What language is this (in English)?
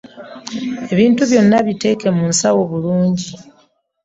Ganda